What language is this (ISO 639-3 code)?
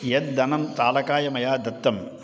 san